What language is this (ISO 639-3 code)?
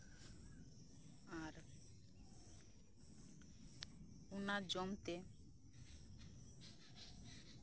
sat